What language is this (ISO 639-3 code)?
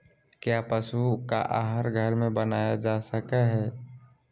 mag